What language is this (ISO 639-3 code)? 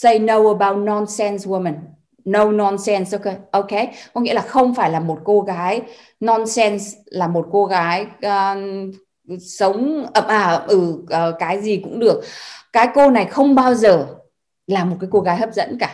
vie